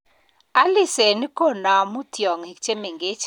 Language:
Kalenjin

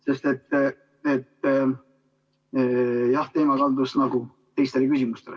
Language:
Estonian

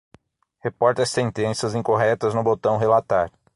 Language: Portuguese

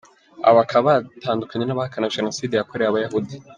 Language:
Kinyarwanda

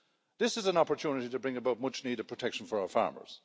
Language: English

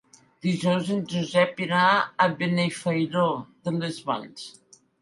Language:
Catalan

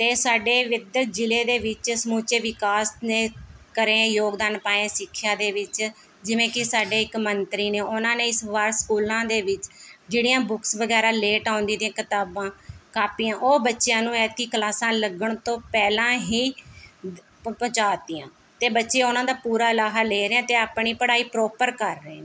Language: Punjabi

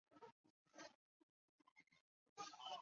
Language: Chinese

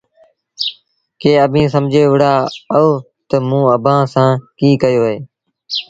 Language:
Sindhi Bhil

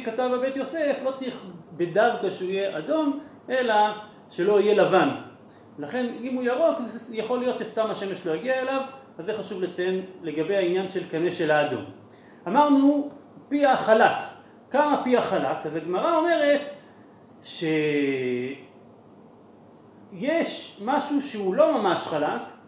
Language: Hebrew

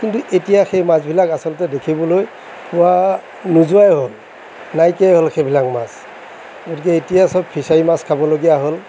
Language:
Assamese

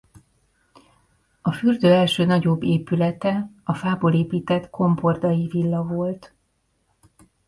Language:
Hungarian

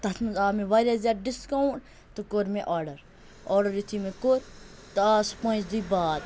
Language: Kashmiri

